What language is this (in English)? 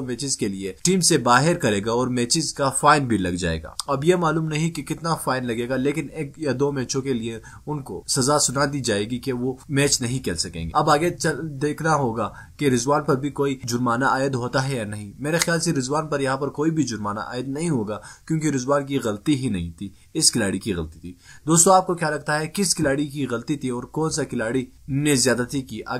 Hindi